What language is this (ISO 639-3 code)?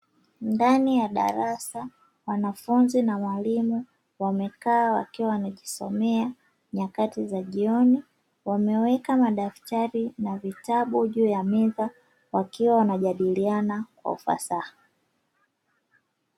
swa